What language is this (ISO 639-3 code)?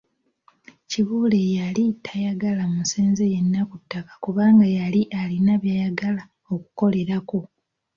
lug